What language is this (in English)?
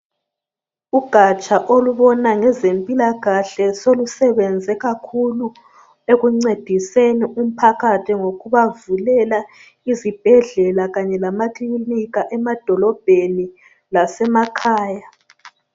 North Ndebele